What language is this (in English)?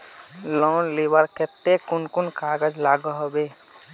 Magahi